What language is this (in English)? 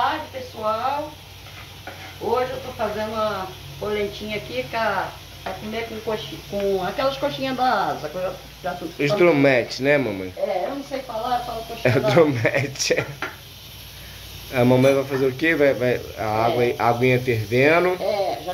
Portuguese